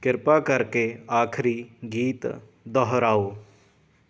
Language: Punjabi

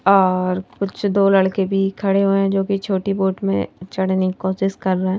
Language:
Hindi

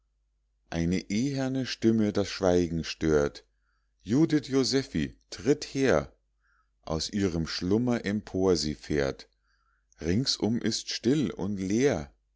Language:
German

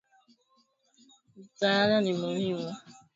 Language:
Swahili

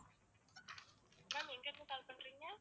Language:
Tamil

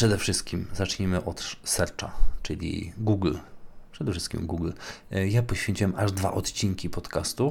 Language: Polish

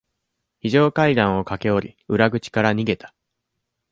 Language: Japanese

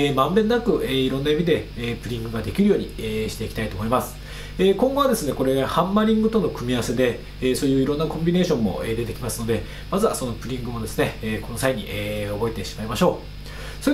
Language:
Japanese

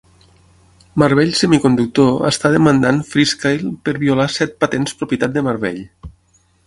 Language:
Catalan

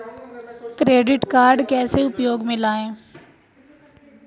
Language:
Hindi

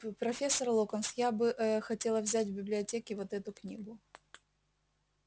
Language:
Russian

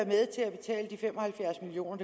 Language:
Danish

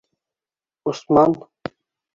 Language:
Bashkir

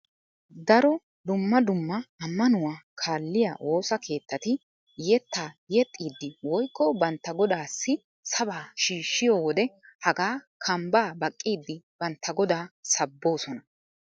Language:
Wolaytta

